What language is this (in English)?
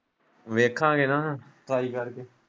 Punjabi